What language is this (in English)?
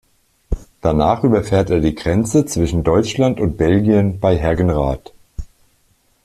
German